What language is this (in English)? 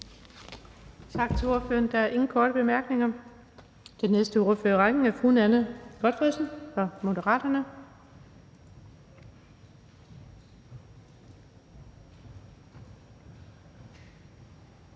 Danish